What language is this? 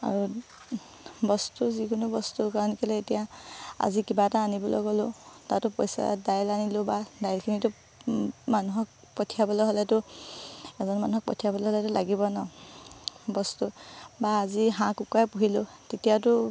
Assamese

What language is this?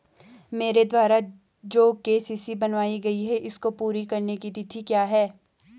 Hindi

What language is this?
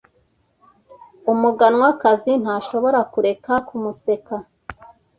Kinyarwanda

